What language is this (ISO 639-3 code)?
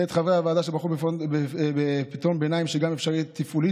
heb